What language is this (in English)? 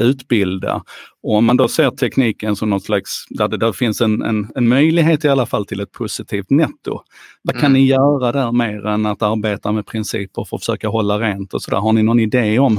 Swedish